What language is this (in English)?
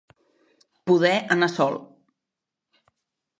Catalan